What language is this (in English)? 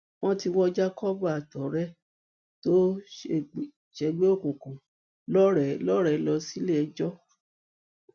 Yoruba